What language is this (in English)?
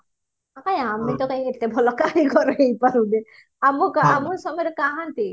Odia